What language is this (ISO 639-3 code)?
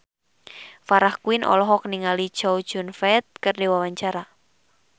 sun